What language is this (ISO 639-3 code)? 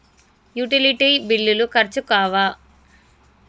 tel